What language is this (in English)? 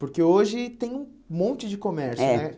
Portuguese